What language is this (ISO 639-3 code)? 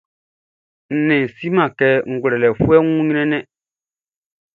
bci